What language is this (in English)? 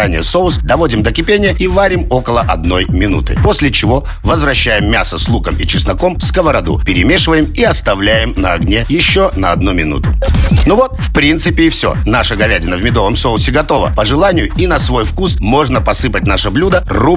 Russian